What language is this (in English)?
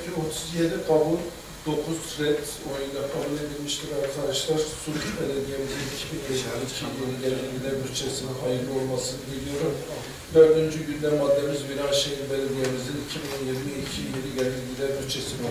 Turkish